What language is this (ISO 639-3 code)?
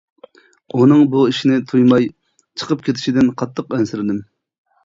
uig